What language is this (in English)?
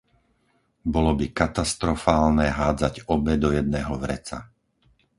Slovak